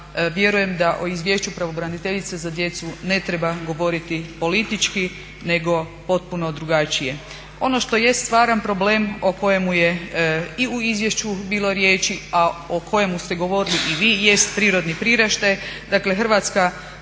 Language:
Croatian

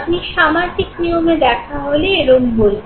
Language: Bangla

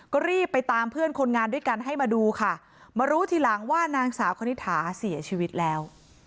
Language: Thai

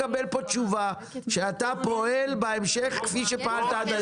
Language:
Hebrew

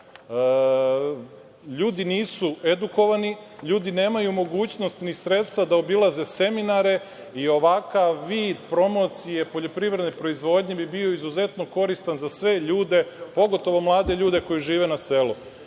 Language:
Serbian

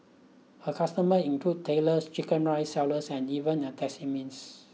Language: English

